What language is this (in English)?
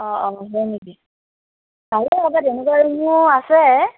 Assamese